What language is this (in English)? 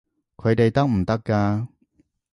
Cantonese